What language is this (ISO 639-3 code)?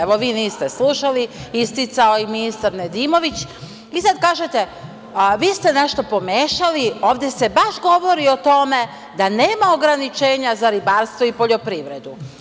srp